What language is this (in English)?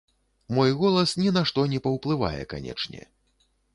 Belarusian